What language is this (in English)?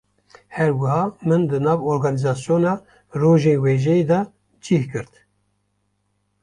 Kurdish